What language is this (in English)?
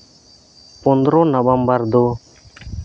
Santali